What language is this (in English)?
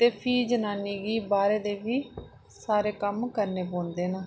Dogri